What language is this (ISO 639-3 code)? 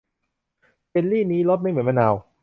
tha